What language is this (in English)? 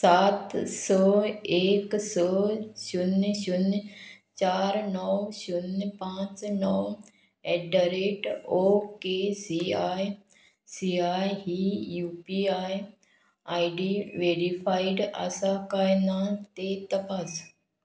Konkani